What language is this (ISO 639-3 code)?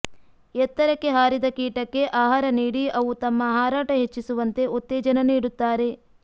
kan